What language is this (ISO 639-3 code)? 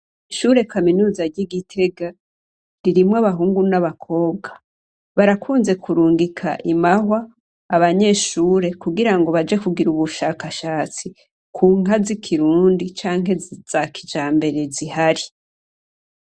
run